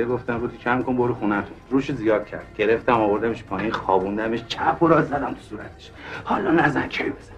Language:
Persian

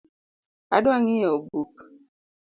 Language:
Luo (Kenya and Tanzania)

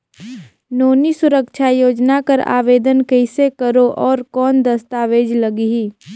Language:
Chhattisgarhi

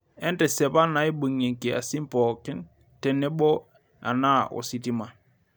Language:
Masai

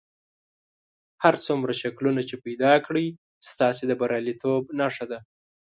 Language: Pashto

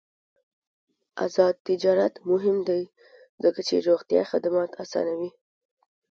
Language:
Pashto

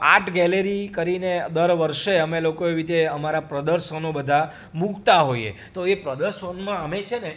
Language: Gujarati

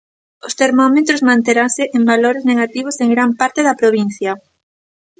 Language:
Galician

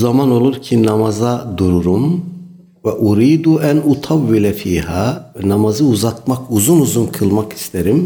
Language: Turkish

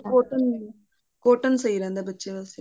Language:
Punjabi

